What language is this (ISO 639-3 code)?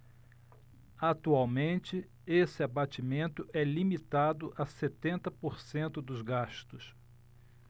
por